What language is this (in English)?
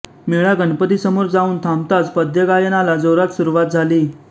Marathi